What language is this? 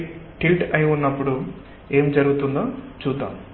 Telugu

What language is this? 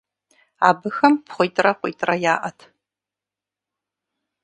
Kabardian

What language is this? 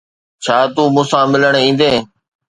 Sindhi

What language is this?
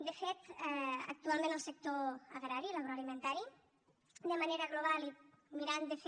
Catalan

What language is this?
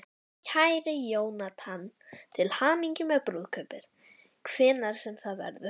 Icelandic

